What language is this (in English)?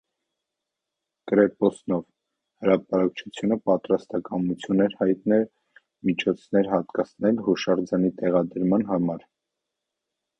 Armenian